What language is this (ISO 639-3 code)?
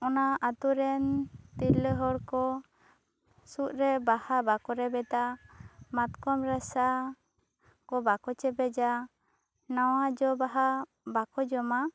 sat